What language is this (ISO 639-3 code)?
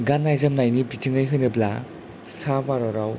brx